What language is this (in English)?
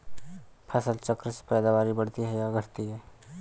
Hindi